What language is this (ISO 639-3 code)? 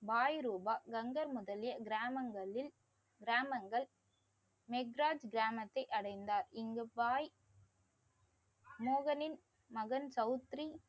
tam